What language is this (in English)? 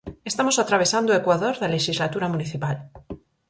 Galician